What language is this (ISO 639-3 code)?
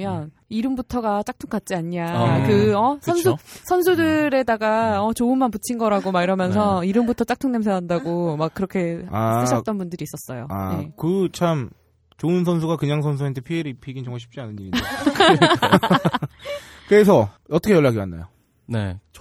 kor